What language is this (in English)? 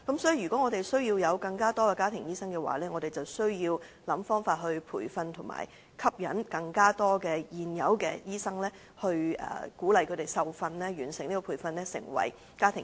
Cantonese